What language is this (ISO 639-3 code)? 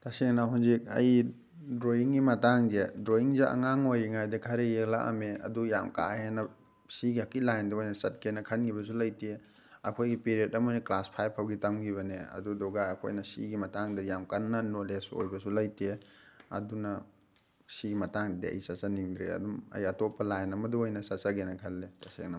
mni